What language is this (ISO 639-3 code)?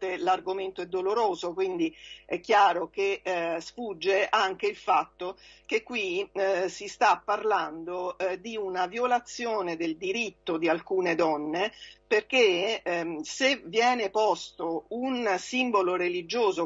ita